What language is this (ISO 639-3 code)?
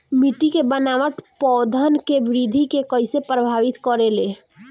bho